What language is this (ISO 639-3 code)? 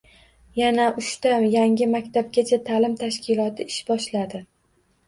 uzb